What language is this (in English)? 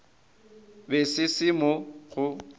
Northern Sotho